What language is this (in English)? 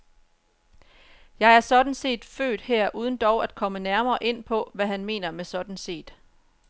Danish